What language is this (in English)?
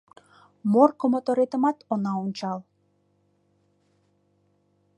Mari